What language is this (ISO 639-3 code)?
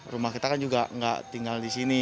ind